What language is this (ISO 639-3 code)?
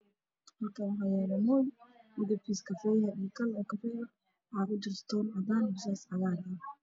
som